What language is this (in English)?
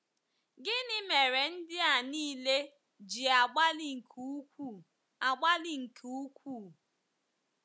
Igbo